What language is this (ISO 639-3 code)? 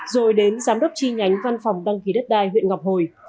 vie